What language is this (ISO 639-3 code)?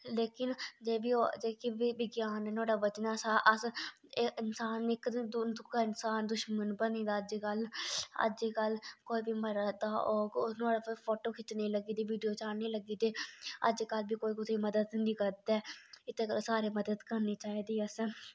doi